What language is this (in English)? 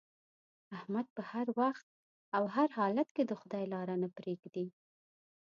Pashto